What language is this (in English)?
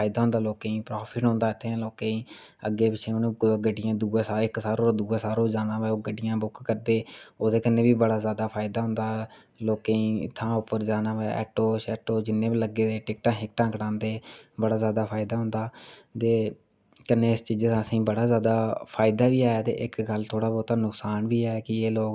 Dogri